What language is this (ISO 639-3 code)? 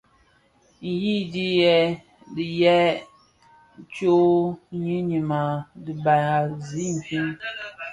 ksf